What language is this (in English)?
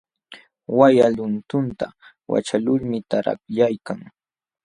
Jauja Wanca Quechua